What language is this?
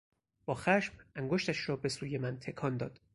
Persian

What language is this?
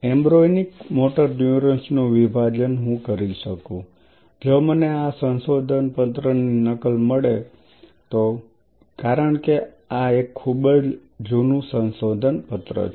Gujarati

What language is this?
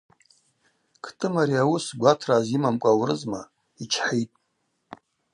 Abaza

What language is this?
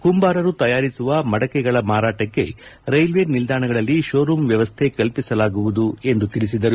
Kannada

